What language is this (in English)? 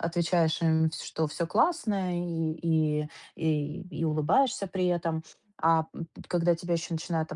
Russian